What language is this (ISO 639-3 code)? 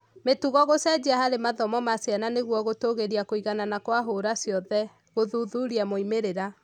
kik